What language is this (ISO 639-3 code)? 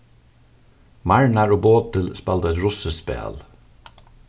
fao